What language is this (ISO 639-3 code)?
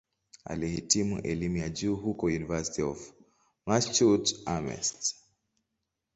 swa